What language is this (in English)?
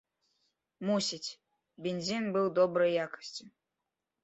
Belarusian